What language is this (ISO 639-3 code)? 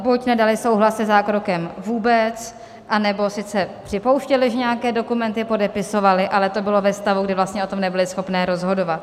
ces